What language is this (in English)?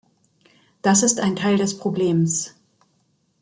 German